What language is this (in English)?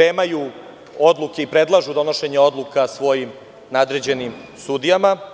Serbian